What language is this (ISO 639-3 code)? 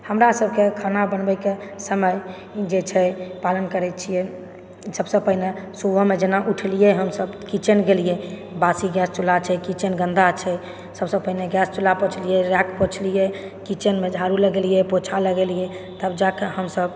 mai